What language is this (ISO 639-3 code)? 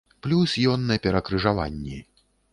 bel